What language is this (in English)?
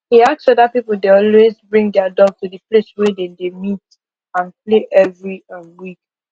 Nigerian Pidgin